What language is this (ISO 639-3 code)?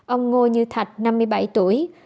vie